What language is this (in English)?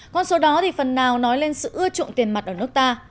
Vietnamese